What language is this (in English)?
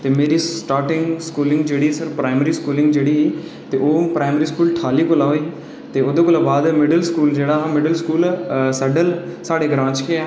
Dogri